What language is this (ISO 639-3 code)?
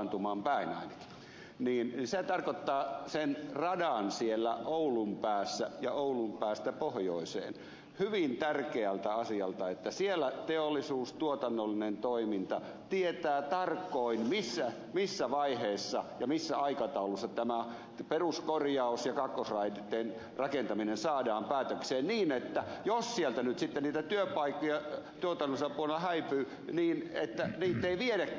fin